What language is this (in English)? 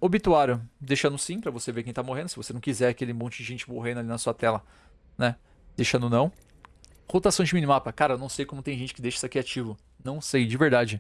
Portuguese